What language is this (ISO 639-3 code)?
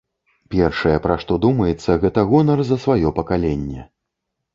bel